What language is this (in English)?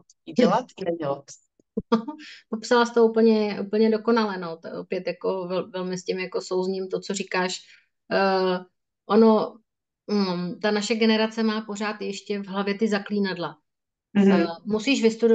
Czech